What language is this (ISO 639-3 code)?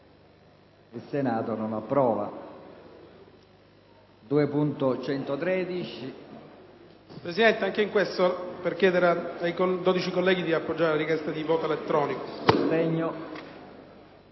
ita